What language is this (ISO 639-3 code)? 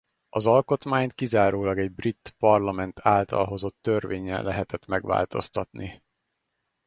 hun